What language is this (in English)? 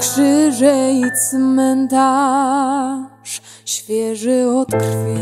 Polish